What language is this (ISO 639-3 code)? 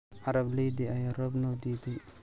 som